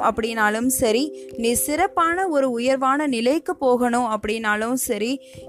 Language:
Tamil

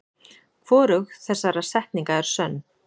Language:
Icelandic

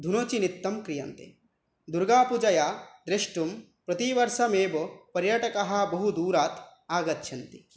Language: Sanskrit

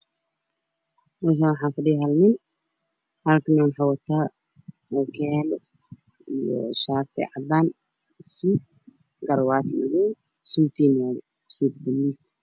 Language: Somali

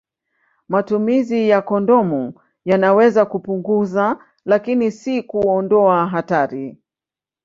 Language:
Swahili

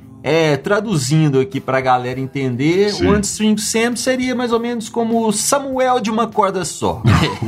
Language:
Portuguese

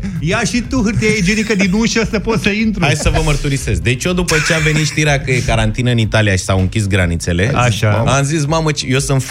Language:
Romanian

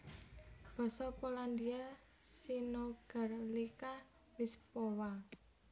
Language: Javanese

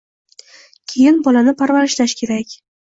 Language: Uzbek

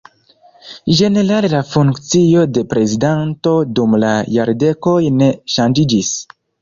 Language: Esperanto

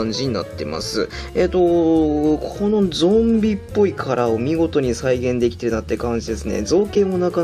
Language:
Japanese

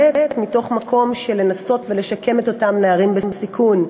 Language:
Hebrew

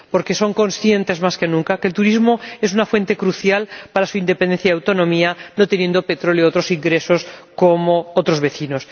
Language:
Spanish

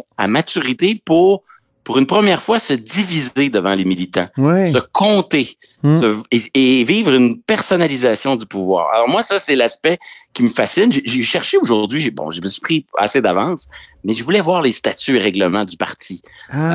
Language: French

